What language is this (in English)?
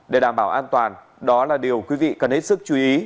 Vietnamese